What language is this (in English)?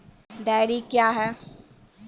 Maithili